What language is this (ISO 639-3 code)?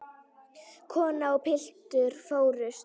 isl